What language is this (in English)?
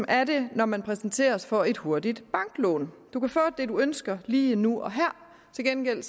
Danish